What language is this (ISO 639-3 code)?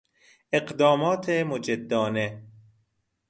fas